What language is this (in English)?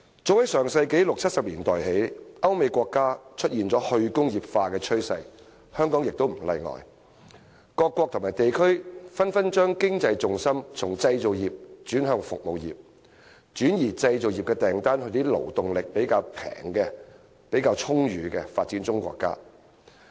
Cantonese